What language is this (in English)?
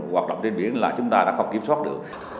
Vietnamese